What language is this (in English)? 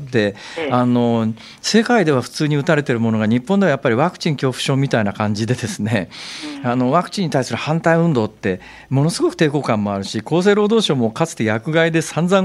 Japanese